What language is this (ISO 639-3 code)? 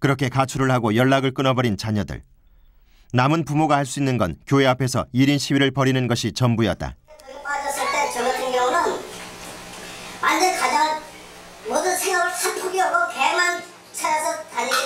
kor